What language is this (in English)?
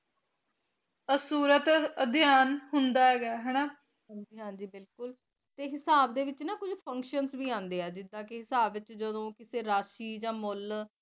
Punjabi